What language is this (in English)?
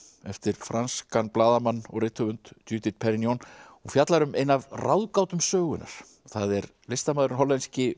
Icelandic